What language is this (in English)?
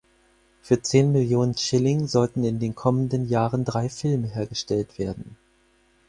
German